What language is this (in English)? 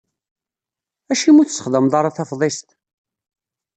Kabyle